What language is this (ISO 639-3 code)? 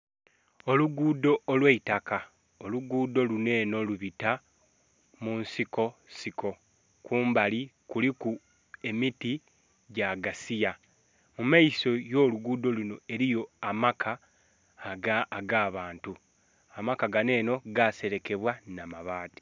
xog